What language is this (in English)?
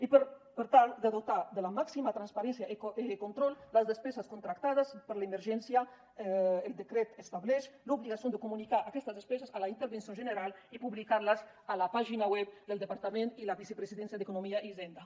Catalan